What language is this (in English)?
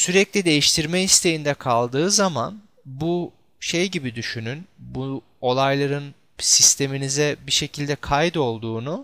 Turkish